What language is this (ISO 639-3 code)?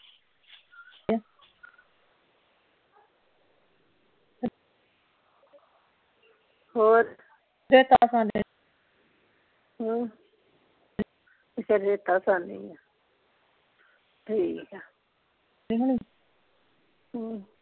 pan